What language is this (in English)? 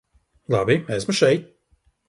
Latvian